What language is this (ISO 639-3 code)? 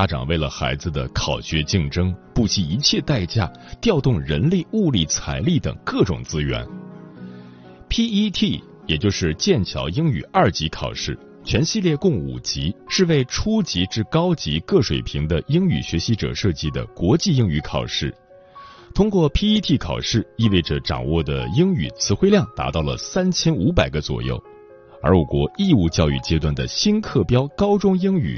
zho